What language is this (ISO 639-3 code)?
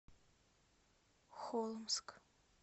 rus